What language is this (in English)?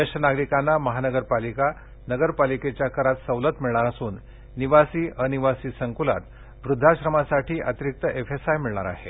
Marathi